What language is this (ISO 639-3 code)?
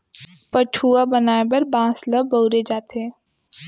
hne